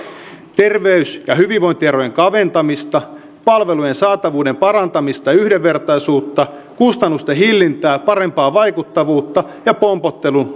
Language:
Finnish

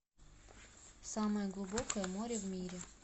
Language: Russian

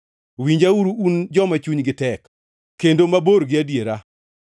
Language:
Luo (Kenya and Tanzania)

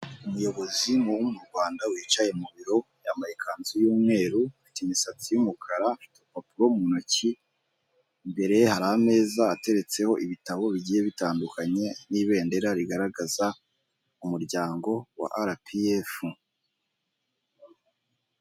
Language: Kinyarwanda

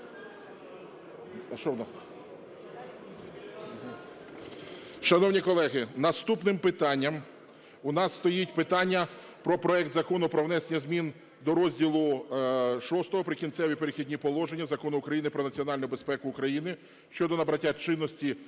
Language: Ukrainian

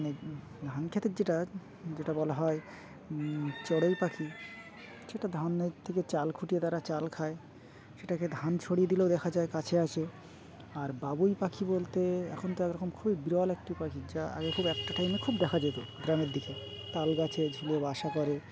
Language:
Bangla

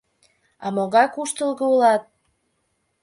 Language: Mari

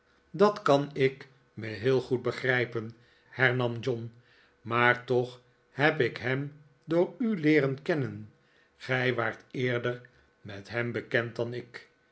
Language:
Dutch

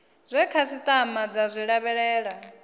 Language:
Venda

